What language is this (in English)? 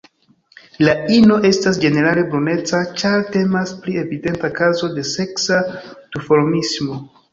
Esperanto